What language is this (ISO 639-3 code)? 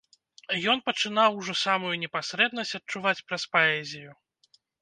bel